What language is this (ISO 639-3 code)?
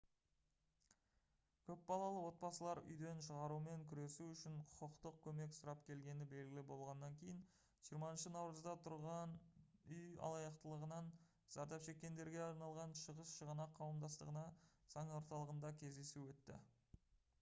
kaz